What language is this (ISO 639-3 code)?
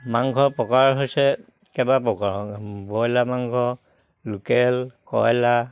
asm